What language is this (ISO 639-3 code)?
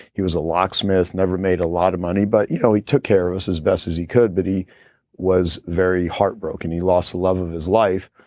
eng